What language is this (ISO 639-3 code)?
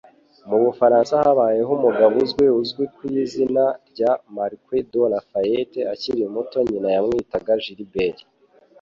kin